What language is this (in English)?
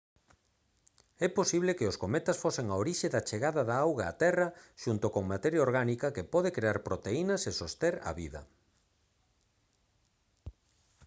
Galician